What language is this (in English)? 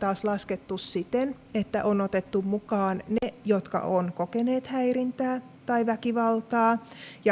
Finnish